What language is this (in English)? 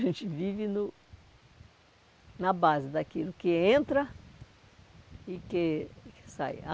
Portuguese